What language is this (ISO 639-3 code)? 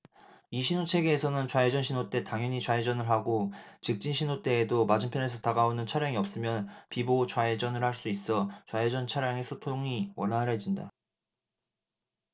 kor